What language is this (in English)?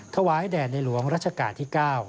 Thai